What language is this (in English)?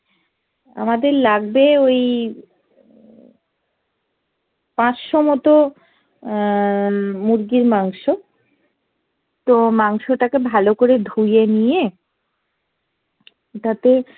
Bangla